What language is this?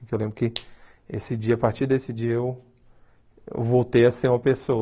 Portuguese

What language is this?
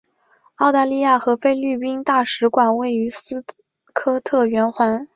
Chinese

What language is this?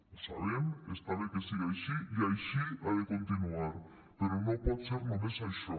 Catalan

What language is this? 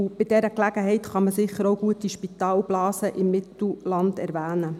Swiss German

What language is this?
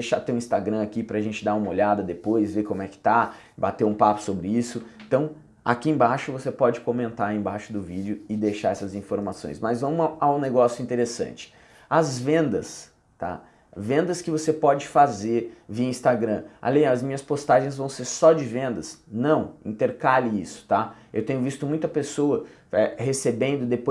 Portuguese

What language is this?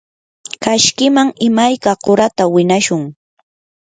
Yanahuanca Pasco Quechua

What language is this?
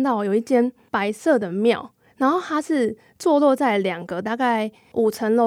Chinese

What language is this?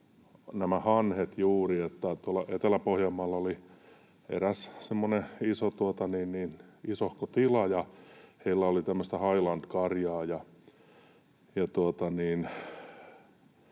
Finnish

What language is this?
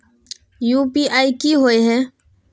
Magahi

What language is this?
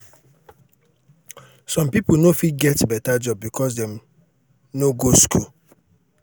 Nigerian Pidgin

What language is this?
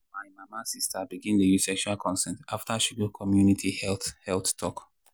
Nigerian Pidgin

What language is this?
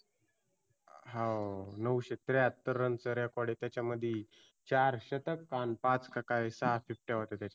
Marathi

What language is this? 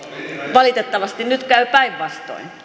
Finnish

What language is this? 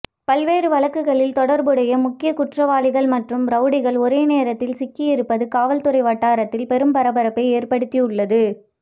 Tamil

